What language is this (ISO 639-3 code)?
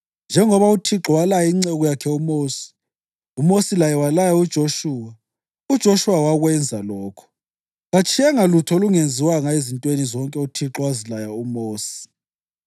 nde